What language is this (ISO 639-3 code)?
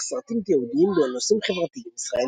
heb